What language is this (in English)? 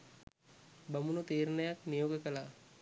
Sinhala